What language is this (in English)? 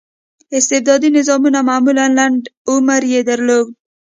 Pashto